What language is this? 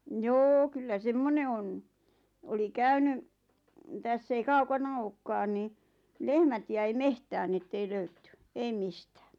Finnish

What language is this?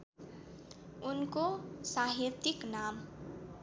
Nepali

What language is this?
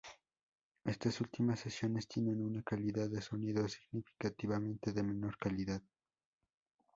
Spanish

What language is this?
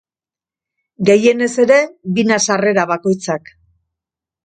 Basque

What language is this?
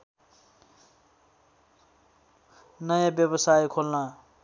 Nepali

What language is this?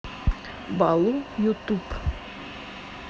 Russian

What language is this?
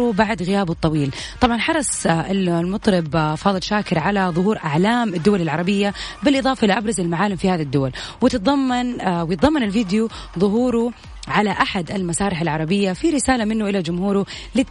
Arabic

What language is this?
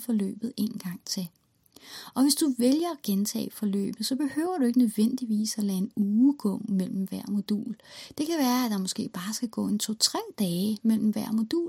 Danish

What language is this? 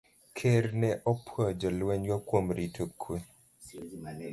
Luo (Kenya and Tanzania)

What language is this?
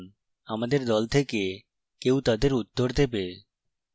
Bangla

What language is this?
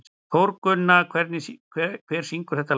Icelandic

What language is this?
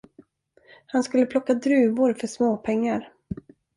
Swedish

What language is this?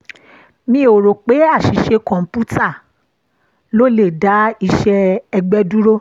Yoruba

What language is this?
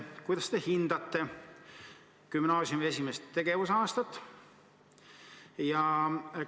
Estonian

